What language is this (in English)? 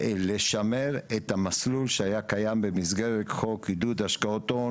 Hebrew